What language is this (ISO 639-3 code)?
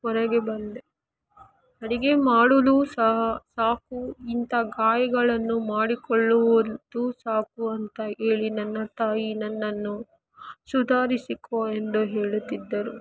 kan